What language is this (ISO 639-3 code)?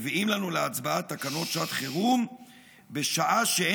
heb